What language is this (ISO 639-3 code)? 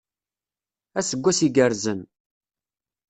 kab